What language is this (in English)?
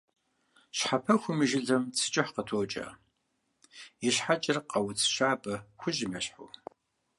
Kabardian